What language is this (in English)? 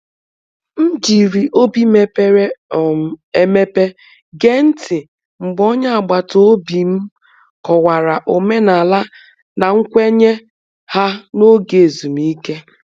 Igbo